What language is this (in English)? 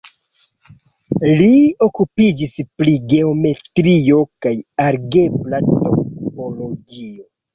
Esperanto